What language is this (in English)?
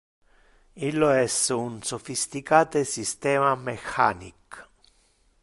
Interlingua